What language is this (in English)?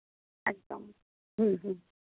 Bangla